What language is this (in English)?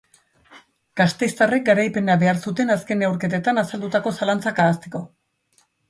Basque